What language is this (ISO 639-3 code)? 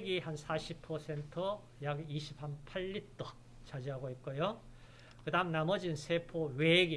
kor